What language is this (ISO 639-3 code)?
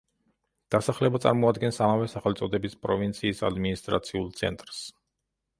kat